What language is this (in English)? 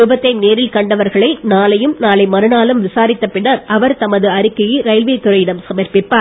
Tamil